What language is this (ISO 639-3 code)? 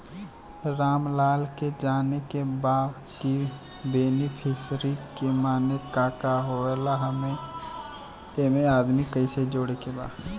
bho